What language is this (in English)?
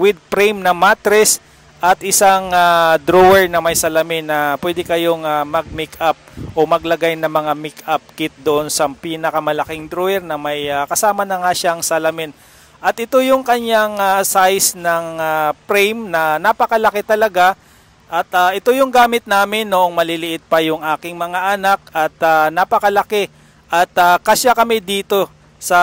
Filipino